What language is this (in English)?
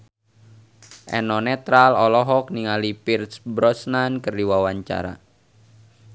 Sundanese